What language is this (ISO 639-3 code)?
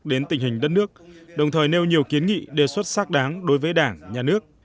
vie